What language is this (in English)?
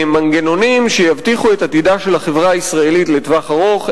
Hebrew